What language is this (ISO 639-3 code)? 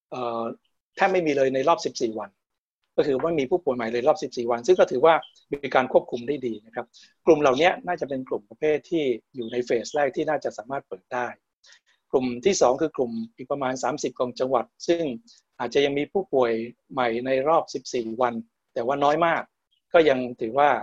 tha